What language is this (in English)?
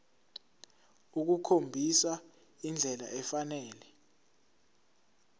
Zulu